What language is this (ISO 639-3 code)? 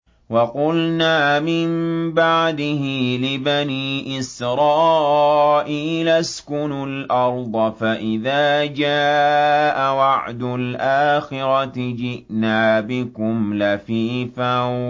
ara